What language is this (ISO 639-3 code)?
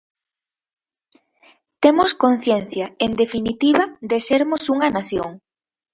glg